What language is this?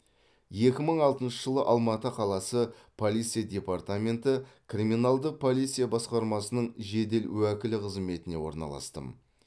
Kazakh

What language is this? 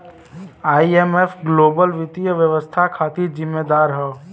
Bhojpuri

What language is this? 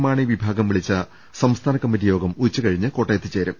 Malayalam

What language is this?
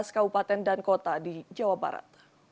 Indonesian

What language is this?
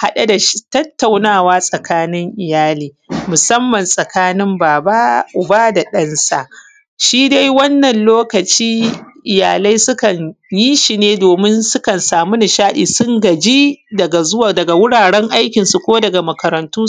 Hausa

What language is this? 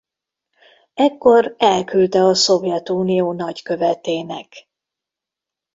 Hungarian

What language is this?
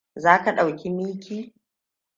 Hausa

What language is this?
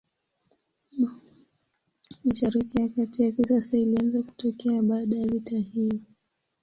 Swahili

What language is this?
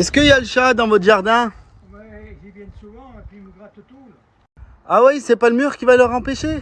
French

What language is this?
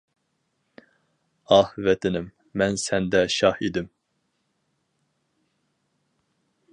Uyghur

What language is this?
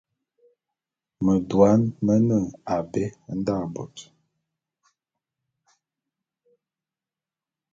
Bulu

